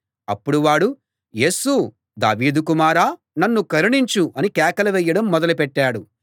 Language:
Telugu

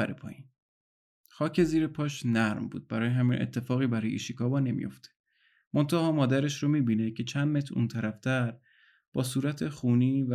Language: Persian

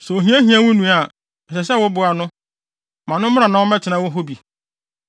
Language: Akan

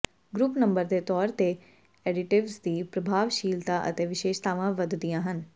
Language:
Punjabi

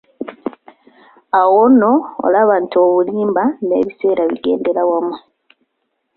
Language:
Ganda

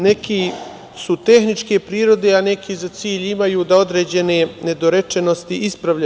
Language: Serbian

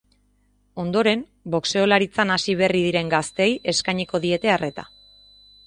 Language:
Basque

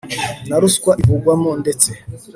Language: Kinyarwanda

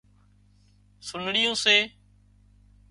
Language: Wadiyara Koli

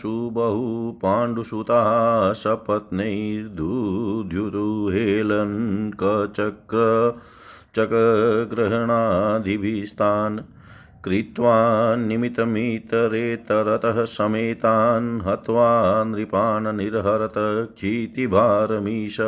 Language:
Hindi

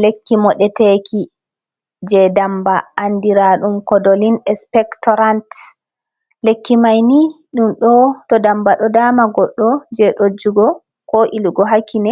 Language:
Fula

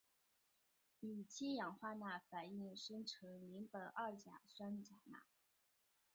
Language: Chinese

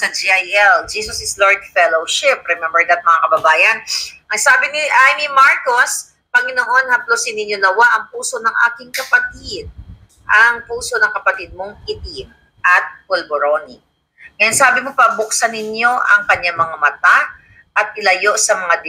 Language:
Filipino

